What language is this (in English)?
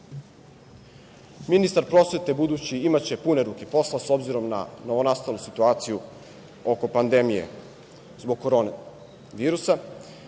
Serbian